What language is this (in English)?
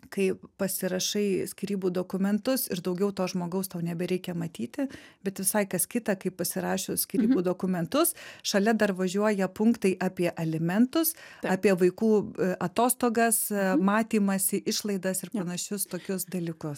Lithuanian